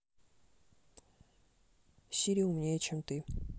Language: Russian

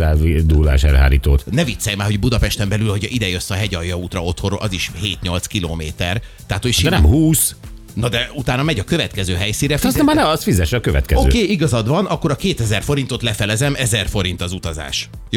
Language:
Hungarian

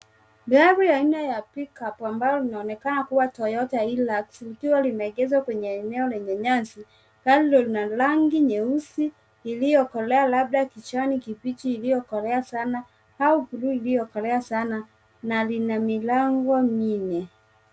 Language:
Swahili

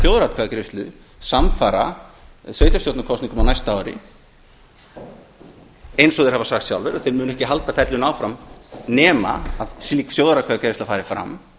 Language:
Icelandic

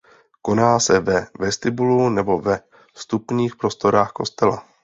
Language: Czech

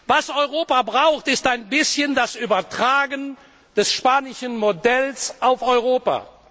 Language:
German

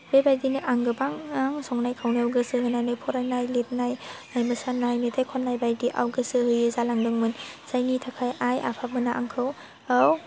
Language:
Bodo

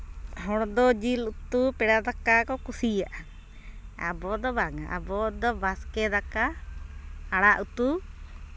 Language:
Santali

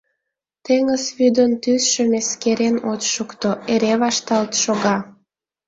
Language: Mari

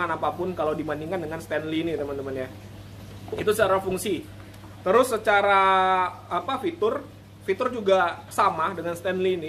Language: Indonesian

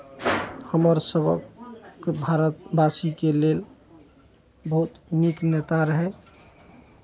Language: Maithili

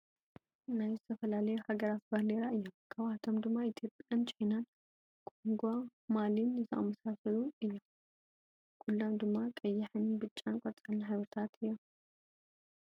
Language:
Tigrinya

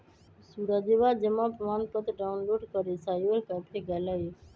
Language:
Magahi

